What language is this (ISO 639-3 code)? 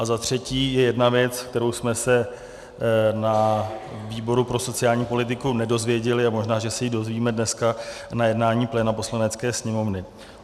ces